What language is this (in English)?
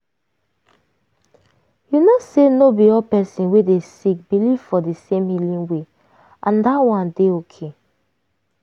Nigerian Pidgin